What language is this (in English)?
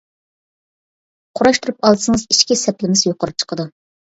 Uyghur